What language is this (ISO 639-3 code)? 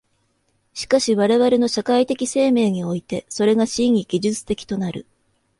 jpn